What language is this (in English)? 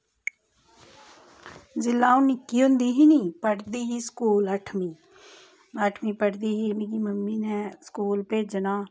Dogri